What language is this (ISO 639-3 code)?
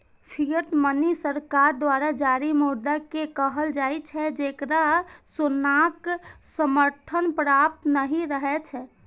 mai